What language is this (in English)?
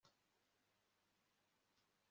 Kinyarwanda